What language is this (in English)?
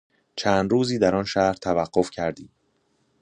Persian